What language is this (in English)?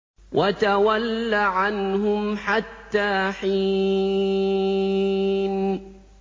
Arabic